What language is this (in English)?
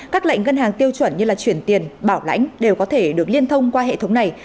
Vietnamese